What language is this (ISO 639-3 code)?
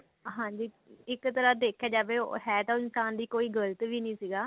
pan